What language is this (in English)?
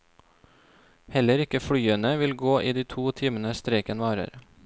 Norwegian